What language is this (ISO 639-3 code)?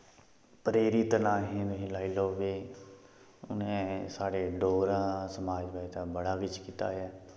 doi